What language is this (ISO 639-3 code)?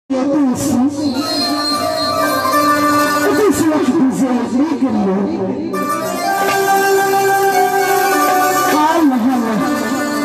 kor